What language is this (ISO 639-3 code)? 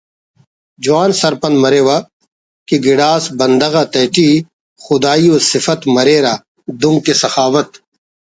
brh